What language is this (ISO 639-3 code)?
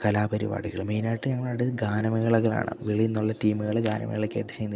mal